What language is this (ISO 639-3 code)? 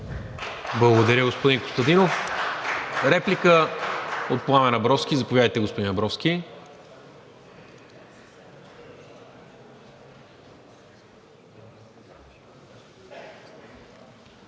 bul